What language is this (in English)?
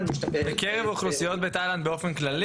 Hebrew